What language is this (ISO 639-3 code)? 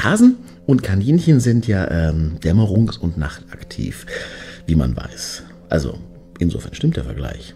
deu